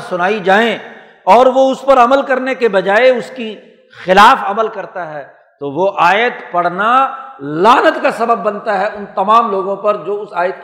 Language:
Urdu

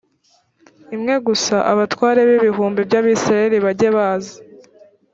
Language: Kinyarwanda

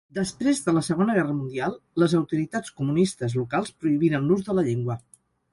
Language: Catalan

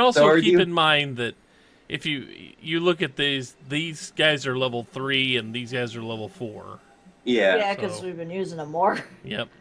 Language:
English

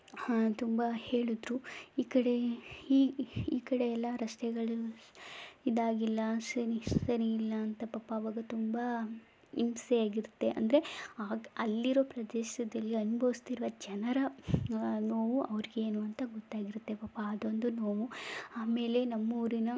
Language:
Kannada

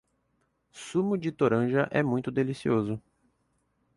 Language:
Portuguese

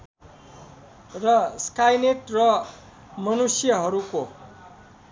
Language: Nepali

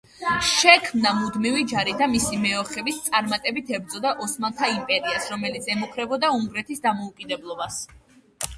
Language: Georgian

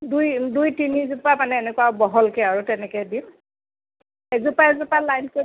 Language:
Assamese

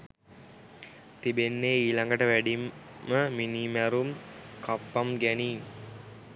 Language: Sinhala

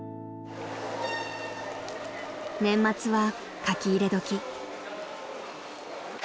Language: Japanese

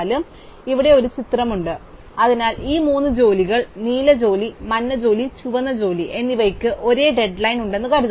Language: Malayalam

